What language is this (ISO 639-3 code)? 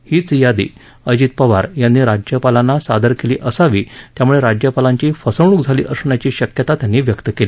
mar